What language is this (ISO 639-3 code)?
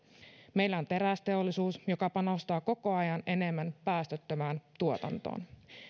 fin